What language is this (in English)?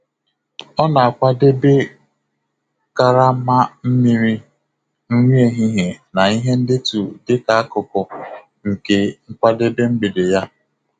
Igbo